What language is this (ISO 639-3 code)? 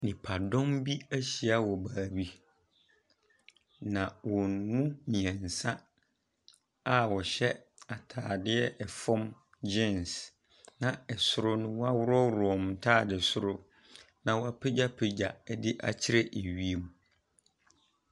aka